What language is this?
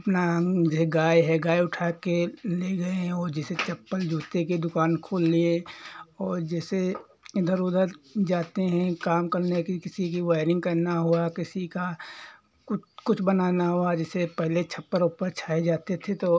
Hindi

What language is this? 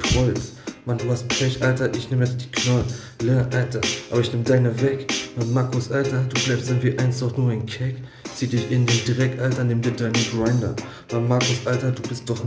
German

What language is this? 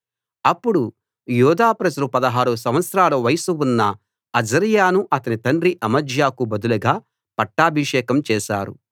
Telugu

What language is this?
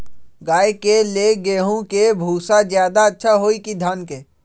Magahi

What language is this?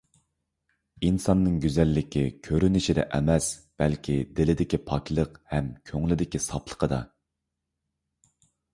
Uyghur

